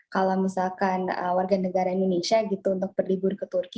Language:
Indonesian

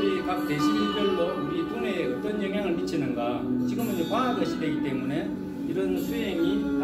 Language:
Korean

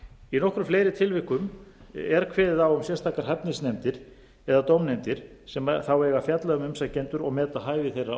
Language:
Icelandic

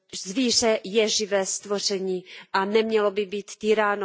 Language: Czech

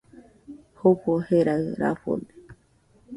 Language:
Nüpode Huitoto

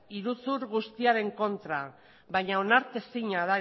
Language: Basque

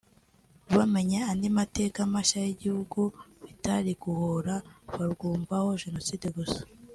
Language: Kinyarwanda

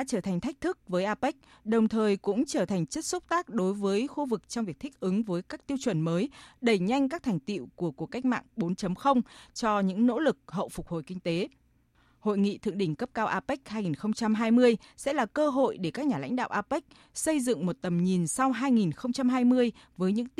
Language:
Vietnamese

